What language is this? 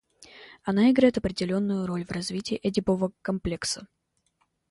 Russian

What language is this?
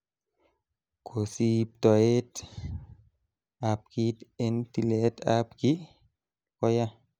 Kalenjin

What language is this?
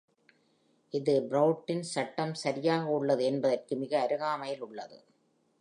Tamil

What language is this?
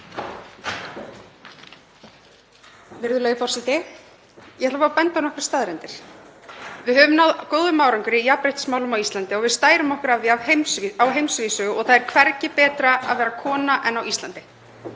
Icelandic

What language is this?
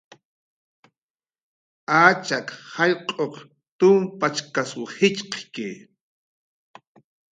Jaqaru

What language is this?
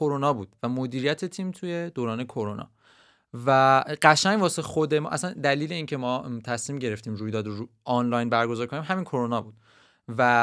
Persian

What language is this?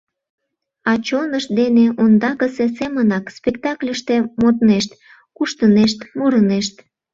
Mari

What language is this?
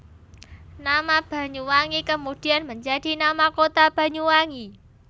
Javanese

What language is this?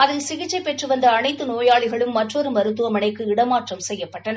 Tamil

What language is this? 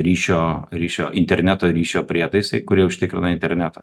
Lithuanian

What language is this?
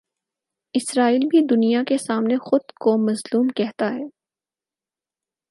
Urdu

